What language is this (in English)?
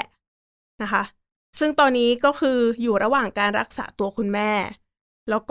Thai